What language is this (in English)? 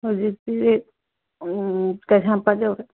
Manipuri